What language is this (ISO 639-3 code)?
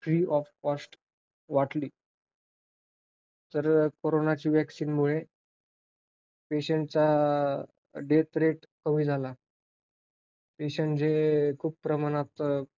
mar